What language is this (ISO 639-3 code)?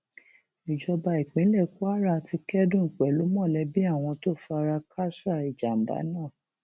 yor